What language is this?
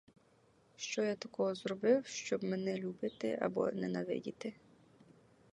Ukrainian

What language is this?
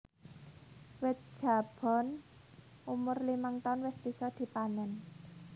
Javanese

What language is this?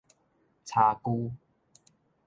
Min Nan Chinese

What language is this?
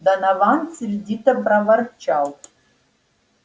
Russian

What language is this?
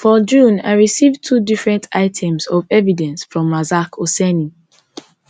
Nigerian Pidgin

